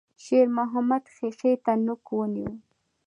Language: Pashto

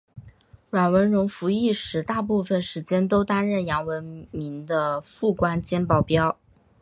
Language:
Chinese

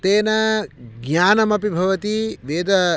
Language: Sanskrit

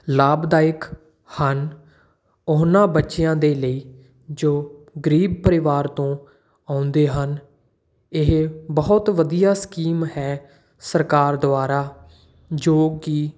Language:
Punjabi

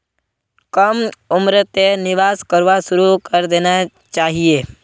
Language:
Magahi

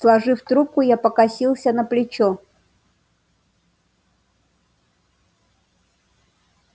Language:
Russian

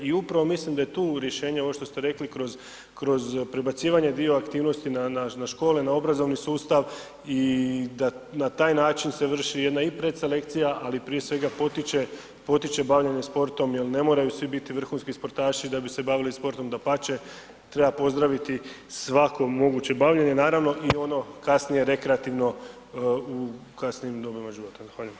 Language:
Croatian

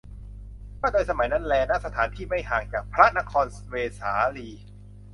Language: Thai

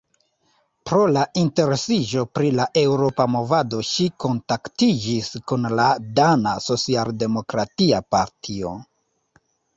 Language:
Esperanto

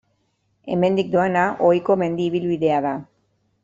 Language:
Basque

